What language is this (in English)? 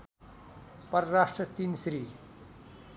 Nepali